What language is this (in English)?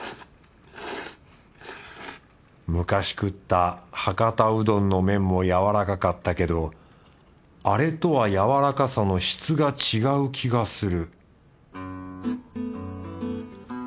Japanese